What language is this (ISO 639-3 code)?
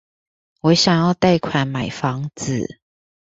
zho